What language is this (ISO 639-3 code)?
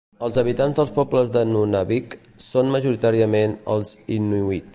cat